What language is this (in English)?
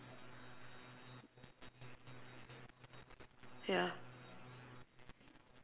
English